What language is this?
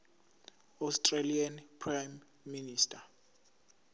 Zulu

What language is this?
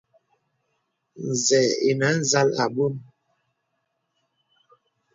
Bebele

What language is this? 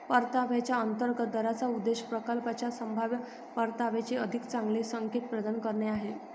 Marathi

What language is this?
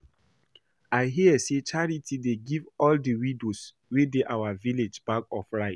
Nigerian Pidgin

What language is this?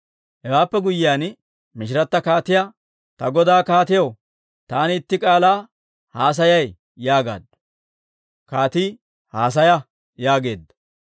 Dawro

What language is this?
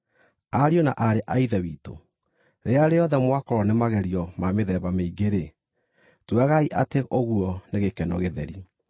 Kikuyu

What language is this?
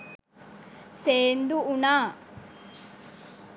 Sinhala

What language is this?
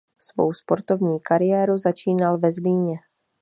Czech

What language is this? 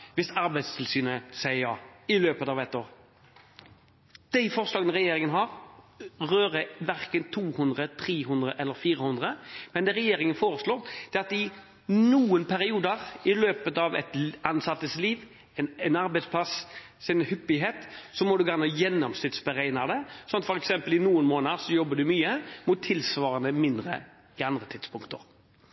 Norwegian Bokmål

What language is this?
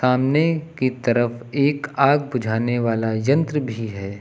Hindi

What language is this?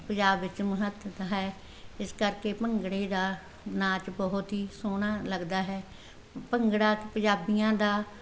Punjabi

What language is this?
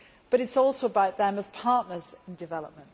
English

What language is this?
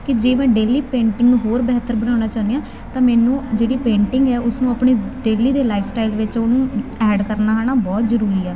Punjabi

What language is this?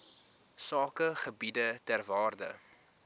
Afrikaans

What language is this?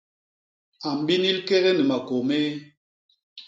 Basaa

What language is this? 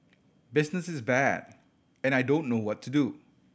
English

